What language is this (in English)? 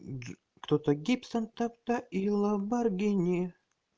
Russian